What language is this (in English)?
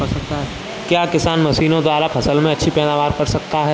Hindi